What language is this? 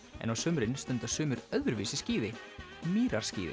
Icelandic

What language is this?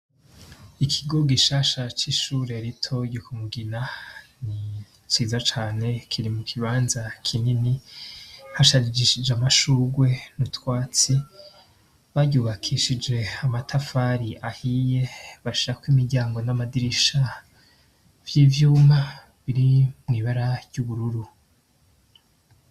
Rundi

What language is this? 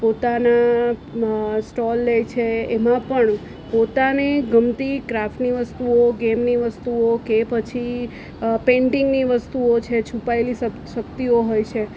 Gujarati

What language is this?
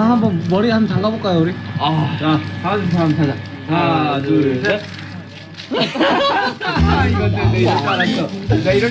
Korean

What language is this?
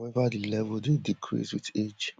Nigerian Pidgin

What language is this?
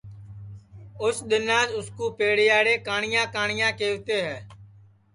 Sansi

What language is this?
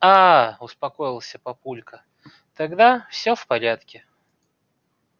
Russian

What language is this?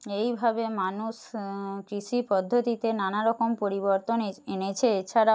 Bangla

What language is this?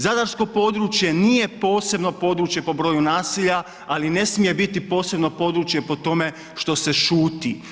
Croatian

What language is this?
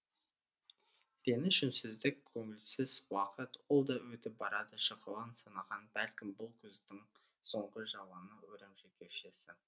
Kazakh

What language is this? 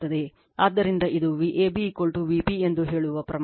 Kannada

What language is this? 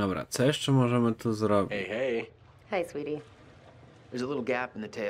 Polish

